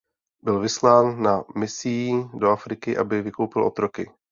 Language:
Czech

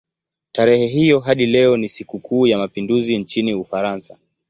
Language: Swahili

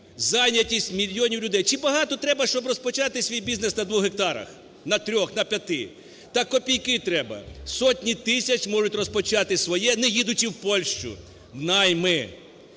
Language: Ukrainian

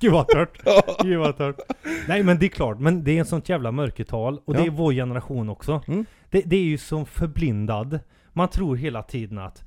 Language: Swedish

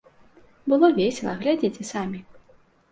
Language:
Belarusian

